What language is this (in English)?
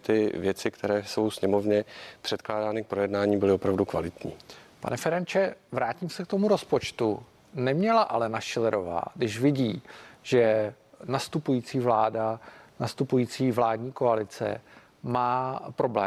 Czech